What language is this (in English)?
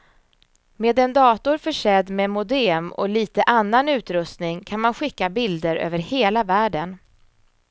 Swedish